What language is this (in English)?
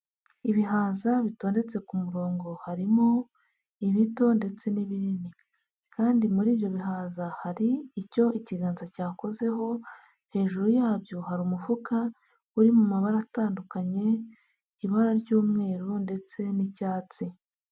Kinyarwanda